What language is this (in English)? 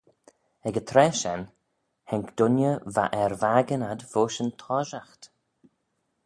Manx